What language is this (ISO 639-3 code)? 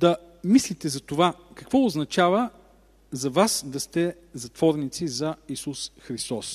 bul